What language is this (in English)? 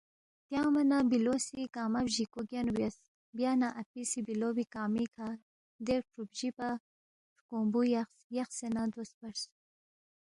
Balti